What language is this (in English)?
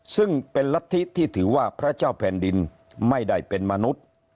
Thai